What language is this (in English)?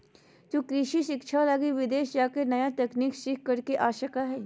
Magahi